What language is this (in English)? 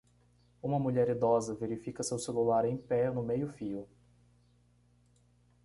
Portuguese